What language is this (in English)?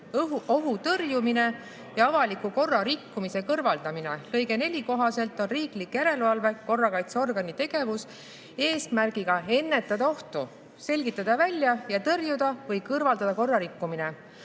Estonian